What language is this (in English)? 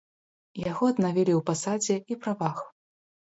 Belarusian